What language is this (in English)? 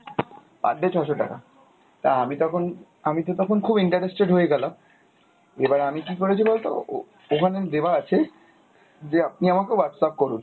Bangla